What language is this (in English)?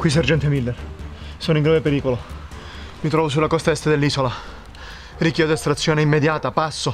Italian